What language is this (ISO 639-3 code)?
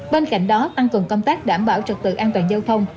vie